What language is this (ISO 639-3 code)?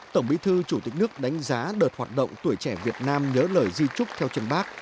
vie